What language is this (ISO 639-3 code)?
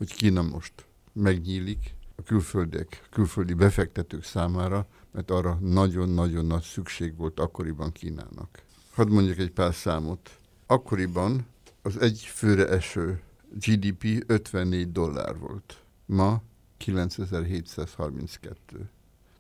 hun